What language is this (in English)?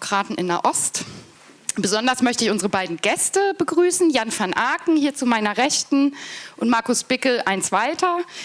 German